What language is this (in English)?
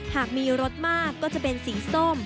Thai